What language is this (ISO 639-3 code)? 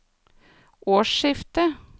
nor